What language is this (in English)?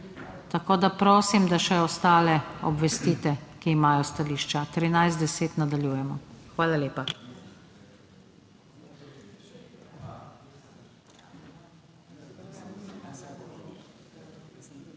Slovenian